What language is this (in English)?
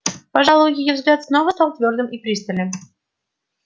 Russian